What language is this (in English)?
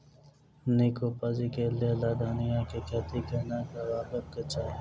Maithili